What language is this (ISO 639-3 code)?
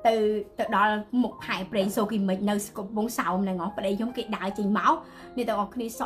vie